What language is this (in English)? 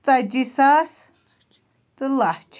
Kashmiri